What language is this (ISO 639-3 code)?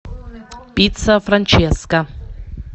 rus